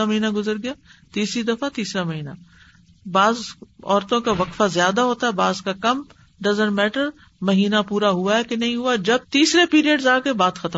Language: Urdu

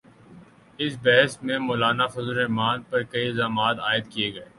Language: Urdu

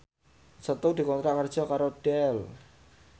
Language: Javanese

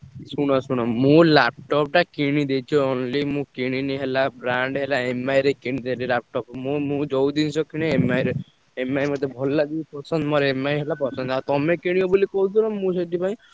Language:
Odia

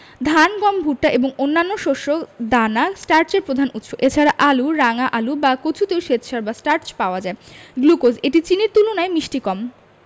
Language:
Bangla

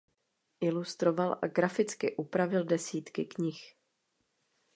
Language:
Czech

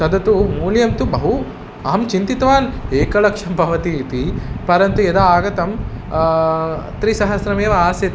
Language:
Sanskrit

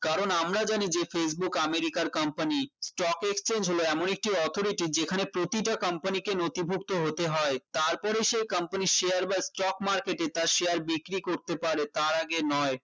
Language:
Bangla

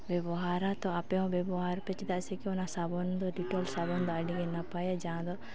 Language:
Santali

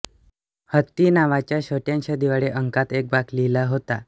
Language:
Marathi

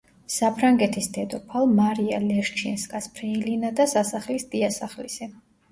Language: Georgian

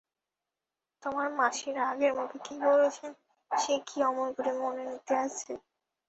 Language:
Bangla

